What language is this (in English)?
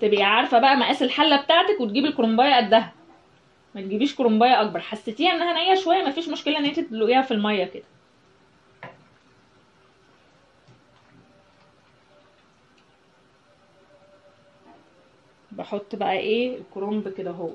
Arabic